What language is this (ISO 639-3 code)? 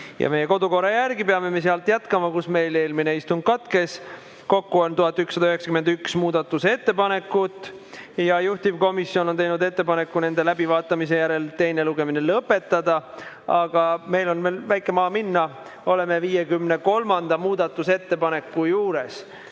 est